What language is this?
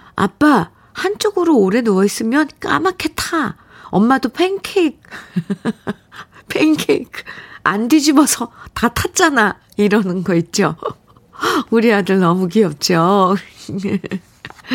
Korean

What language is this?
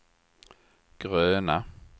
Swedish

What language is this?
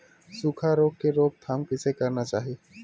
Chhattisgarhi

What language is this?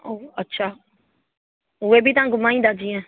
Sindhi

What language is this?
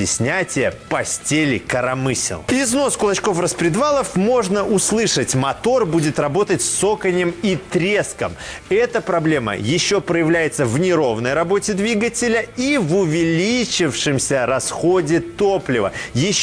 Russian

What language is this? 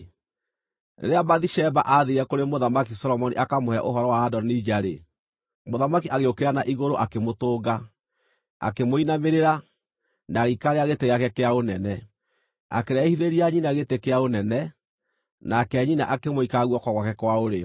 Kikuyu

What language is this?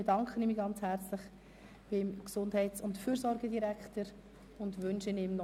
Swiss German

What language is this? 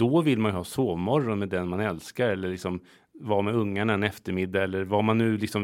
Swedish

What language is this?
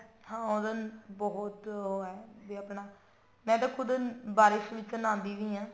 Punjabi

